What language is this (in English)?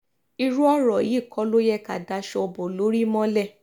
Yoruba